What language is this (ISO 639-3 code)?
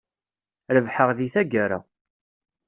kab